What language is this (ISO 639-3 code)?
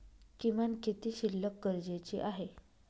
mar